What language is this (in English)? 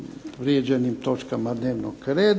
Croatian